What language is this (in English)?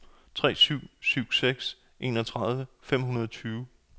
Danish